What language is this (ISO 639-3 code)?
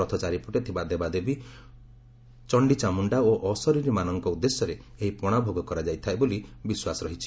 ori